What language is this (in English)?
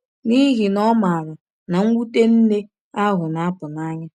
Igbo